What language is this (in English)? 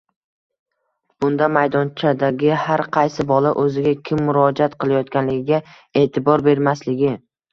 Uzbek